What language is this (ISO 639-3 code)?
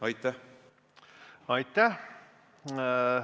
est